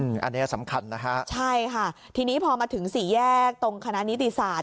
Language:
Thai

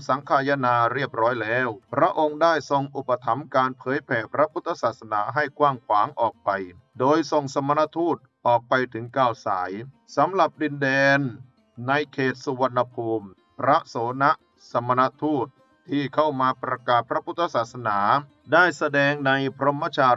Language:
Thai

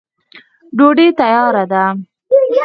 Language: Pashto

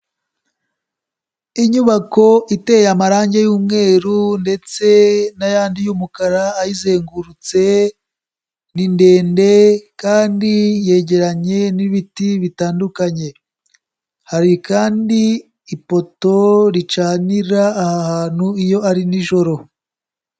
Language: Kinyarwanda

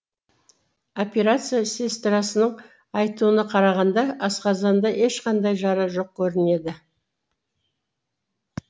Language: Kazakh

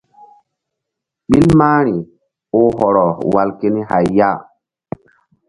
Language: Mbum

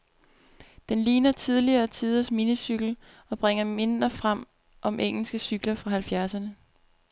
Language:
Danish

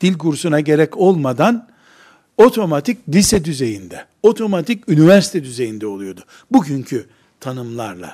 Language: Turkish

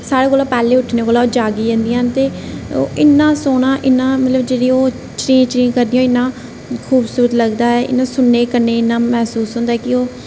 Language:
Dogri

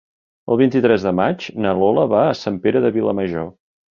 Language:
Catalan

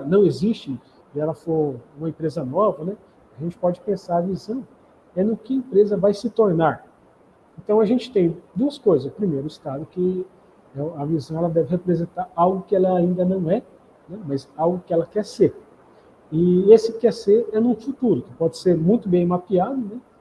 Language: Portuguese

